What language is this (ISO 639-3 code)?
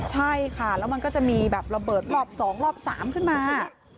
tha